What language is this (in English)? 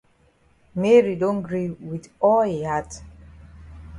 Cameroon Pidgin